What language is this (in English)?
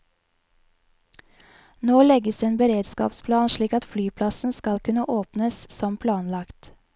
Norwegian